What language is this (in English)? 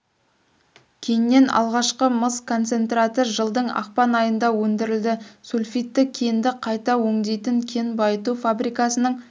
Kazakh